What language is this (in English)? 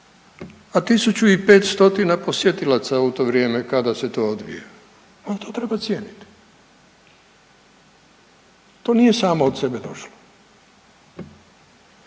Croatian